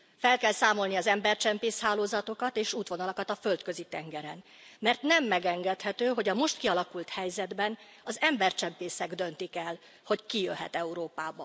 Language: Hungarian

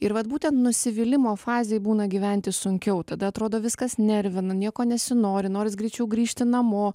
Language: Lithuanian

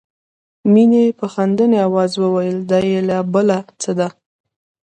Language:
Pashto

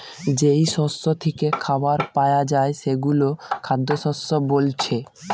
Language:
Bangla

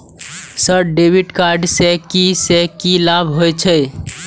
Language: Maithili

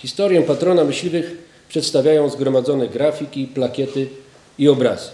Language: Polish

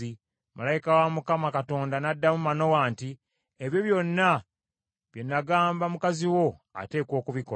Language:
Ganda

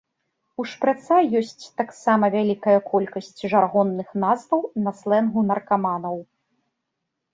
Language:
Belarusian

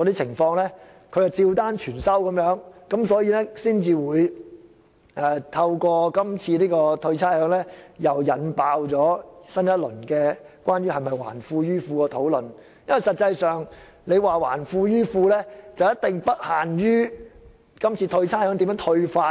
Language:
Cantonese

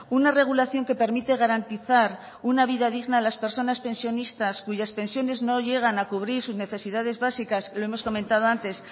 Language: Spanish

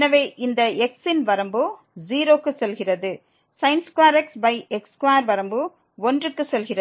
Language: Tamil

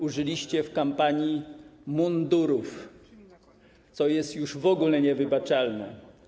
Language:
Polish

